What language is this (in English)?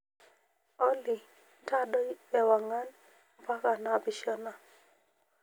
Masai